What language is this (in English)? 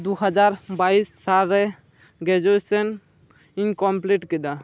Santali